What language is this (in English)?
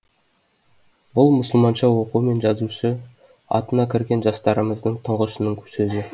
Kazakh